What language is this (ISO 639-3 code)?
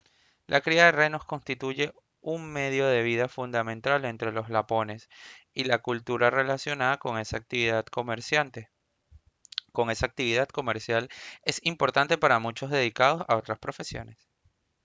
spa